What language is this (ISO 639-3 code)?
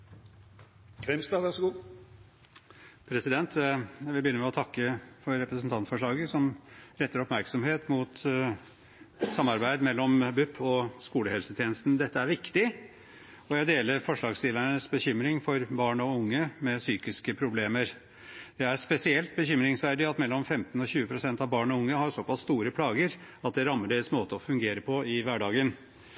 nob